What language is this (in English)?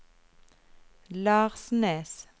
Norwegian